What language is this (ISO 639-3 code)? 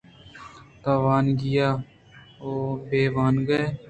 bgp